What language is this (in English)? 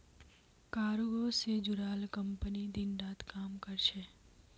Magahi